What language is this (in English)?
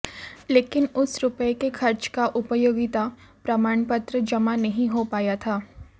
Hindi